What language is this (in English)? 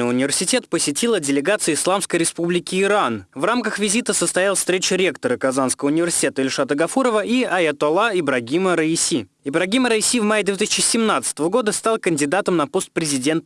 Russian